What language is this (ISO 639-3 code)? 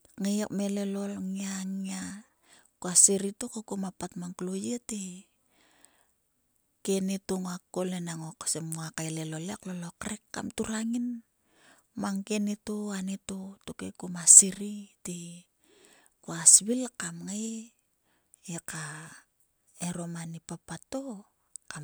sua